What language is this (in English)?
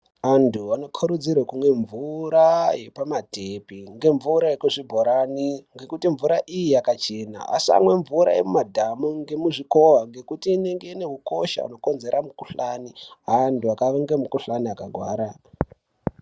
Ndau